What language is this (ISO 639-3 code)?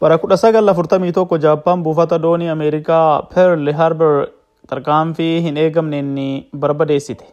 swe